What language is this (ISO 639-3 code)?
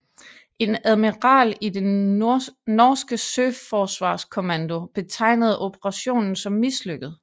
dan